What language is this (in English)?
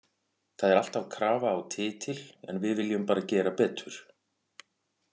Icelandic